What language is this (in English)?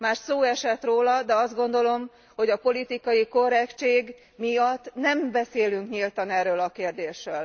Hungarian